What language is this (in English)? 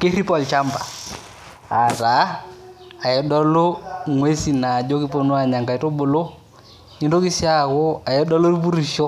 Masai